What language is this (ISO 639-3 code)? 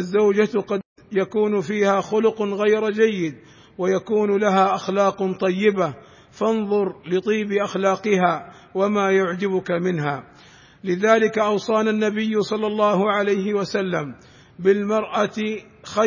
ara